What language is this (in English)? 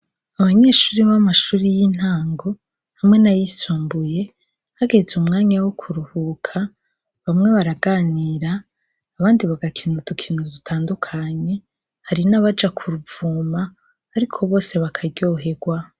Rundi